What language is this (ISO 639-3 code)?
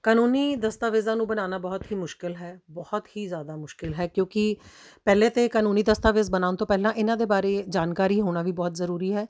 pan